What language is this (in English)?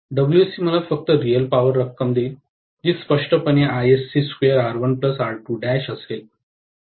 Marathi